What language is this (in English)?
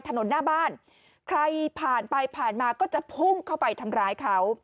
Thai